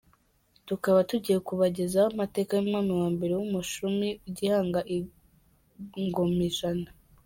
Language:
Kinyarwanda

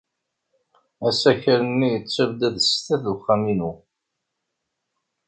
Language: Kabyle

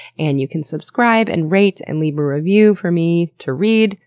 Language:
English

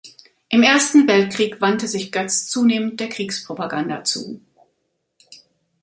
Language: German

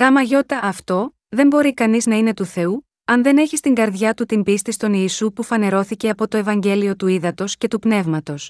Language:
Greek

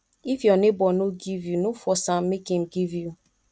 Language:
Nigerian Pidgin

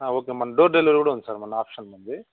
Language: Telugu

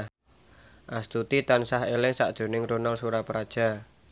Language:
Javanese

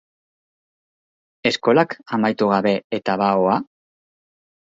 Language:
Basque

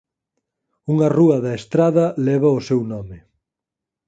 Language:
Galician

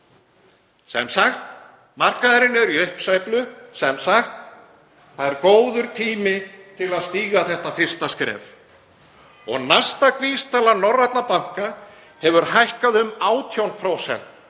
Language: Icelandic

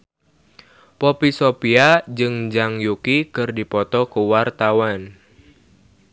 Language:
Sundanese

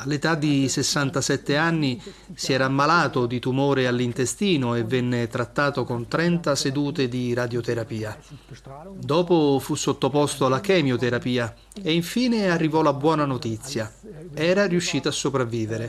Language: Italian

